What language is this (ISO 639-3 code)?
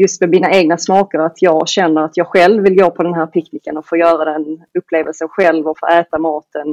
swe